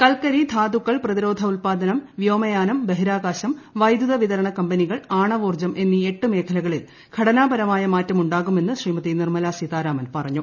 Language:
Malayalam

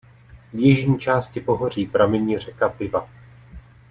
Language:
Czech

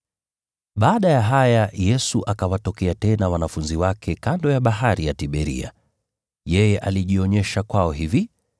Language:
Swahili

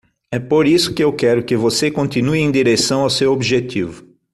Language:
Portuguese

